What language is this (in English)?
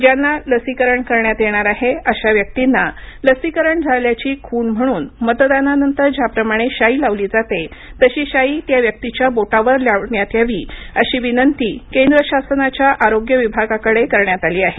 Marathi